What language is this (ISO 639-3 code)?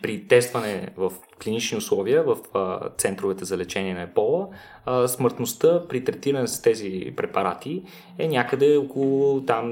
bul